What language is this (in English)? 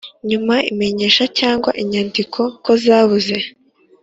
Kinyarwanda